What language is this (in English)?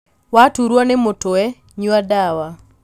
Kikuyu